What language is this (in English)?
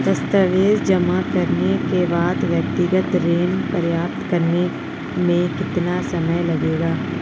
Hindi